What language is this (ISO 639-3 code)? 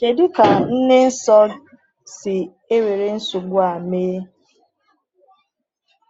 ibo